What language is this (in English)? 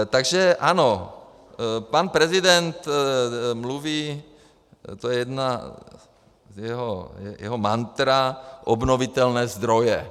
Czech